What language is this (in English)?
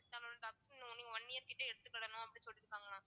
Tamil